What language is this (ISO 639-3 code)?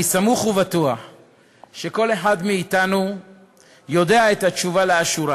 heb